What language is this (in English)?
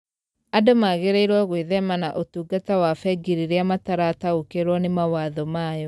Kikuyu